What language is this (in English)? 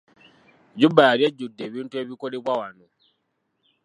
Ganda